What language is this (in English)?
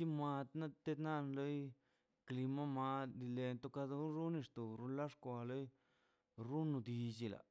Mazaltepec Zapotec